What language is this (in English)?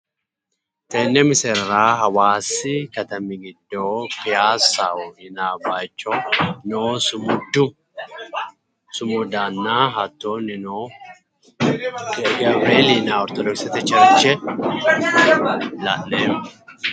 Sidamo